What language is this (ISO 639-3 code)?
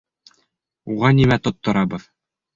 bak